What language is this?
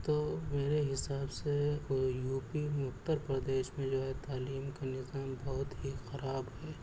Urdu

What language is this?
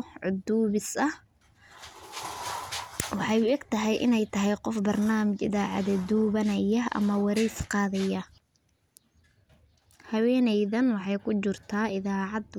Somali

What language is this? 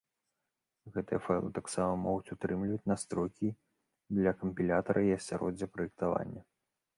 Belarusian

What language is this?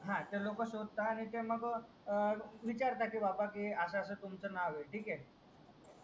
Marathi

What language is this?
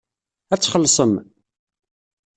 Kabyle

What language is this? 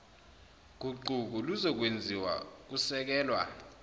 Zulu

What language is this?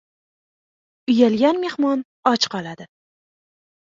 Uzbek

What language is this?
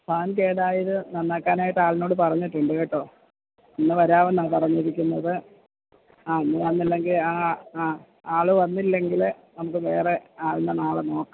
Malayalam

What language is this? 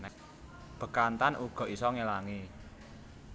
Javanese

